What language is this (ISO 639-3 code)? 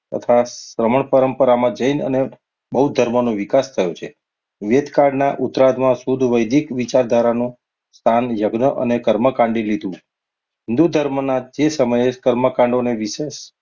guj